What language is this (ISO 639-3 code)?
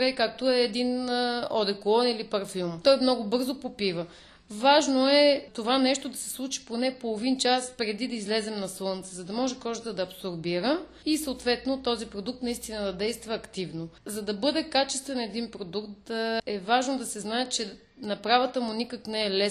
bul